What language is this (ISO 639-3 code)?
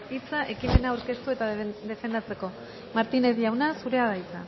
eus